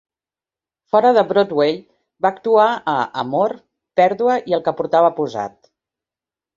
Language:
Catalan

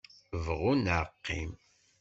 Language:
Kabyle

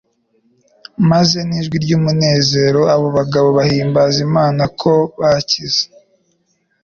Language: Kinyarwanda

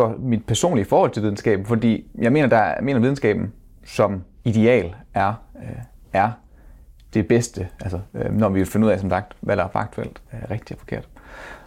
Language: Danish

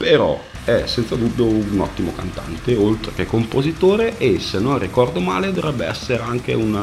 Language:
Italian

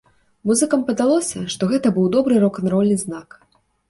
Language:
Belarusian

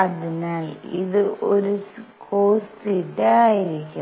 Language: Malayalam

